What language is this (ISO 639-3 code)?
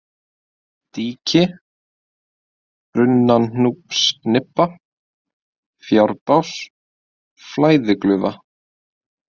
isl